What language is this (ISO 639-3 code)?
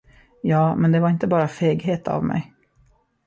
swe